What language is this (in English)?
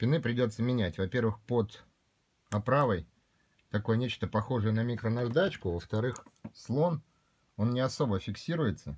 Russian